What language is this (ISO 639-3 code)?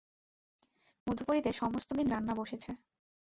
ben